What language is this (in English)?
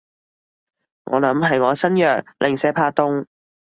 Cantonese